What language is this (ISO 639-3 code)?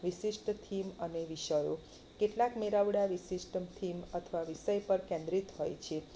guj